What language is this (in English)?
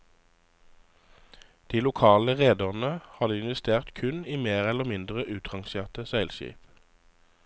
Norwegian